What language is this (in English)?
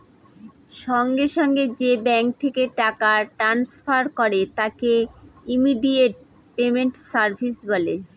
Bangla